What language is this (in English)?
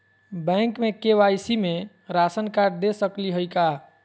Magahi